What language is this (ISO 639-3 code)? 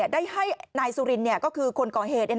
tha